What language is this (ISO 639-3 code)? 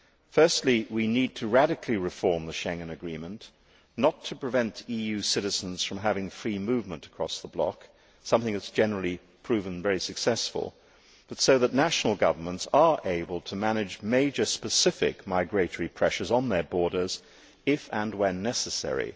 eng